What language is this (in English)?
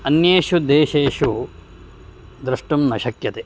Sanskrit